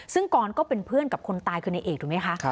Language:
Thai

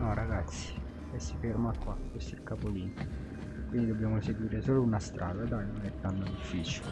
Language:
Italian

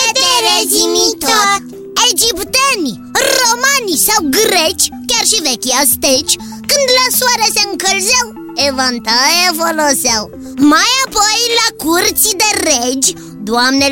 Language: Romanian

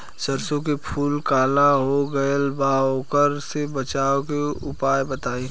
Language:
Bhojpuri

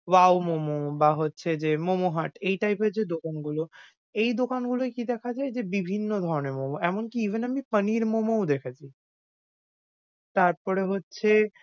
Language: Bangla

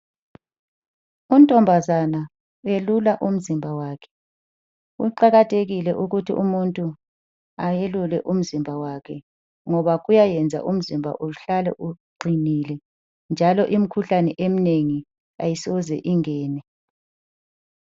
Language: North Ndebele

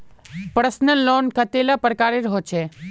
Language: Magahi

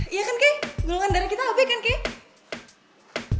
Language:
Indonesian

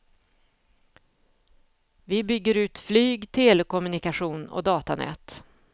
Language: Swedish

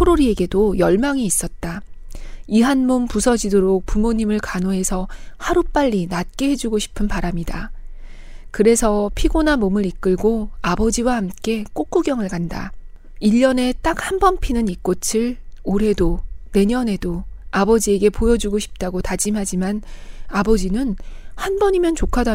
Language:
Korean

